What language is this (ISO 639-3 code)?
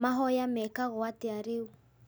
kik